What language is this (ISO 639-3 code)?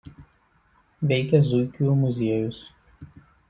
lit